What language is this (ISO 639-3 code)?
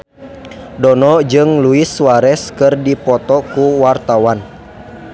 sun